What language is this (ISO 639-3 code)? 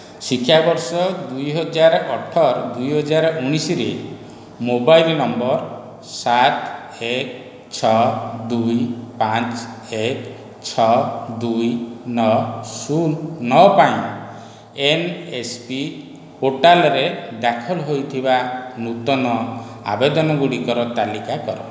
ori